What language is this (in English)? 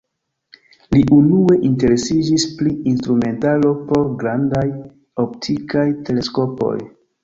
Esperanto